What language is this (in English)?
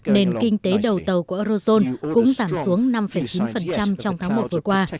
Vietnamese